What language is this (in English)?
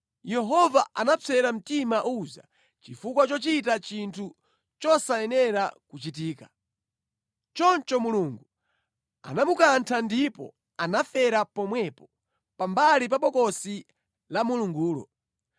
Nyanja